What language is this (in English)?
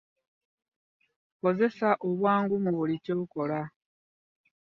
Ganda